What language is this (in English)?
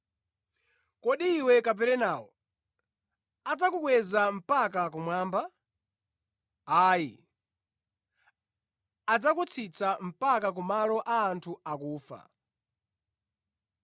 Nyanja